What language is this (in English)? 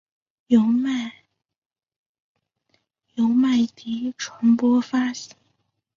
Chinese